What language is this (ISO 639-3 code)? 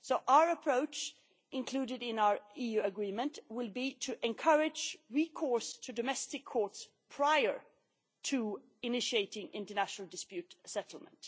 eng